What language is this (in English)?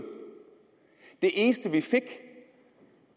Danish